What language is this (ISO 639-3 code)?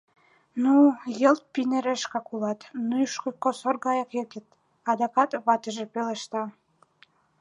chm